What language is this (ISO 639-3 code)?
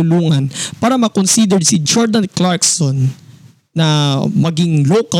fil